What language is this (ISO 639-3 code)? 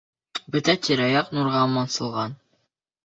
bak